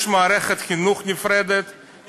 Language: Hebrew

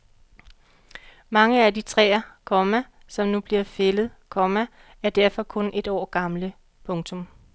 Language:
Danish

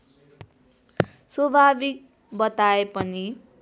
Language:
Nepali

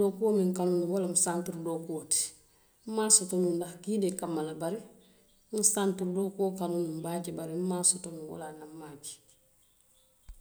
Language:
Western Maninkakan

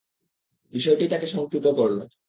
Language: Bangla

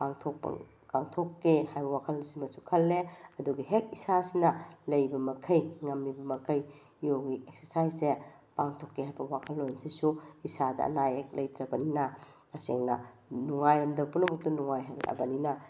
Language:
Manipuri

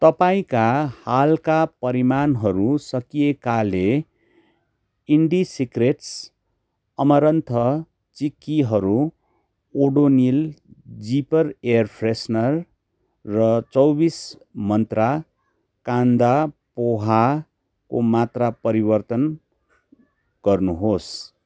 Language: Nepali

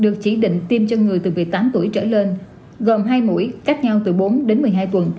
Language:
Vietnamese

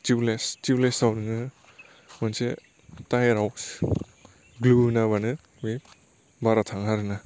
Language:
Bodo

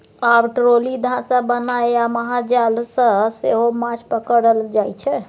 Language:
Maithili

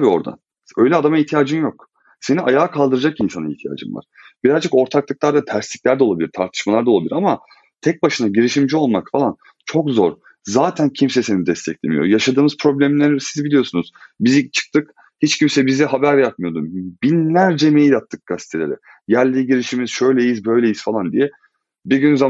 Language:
Turkish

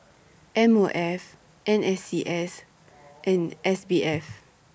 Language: English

